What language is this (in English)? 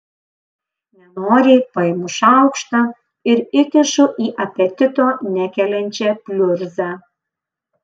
Lithuanian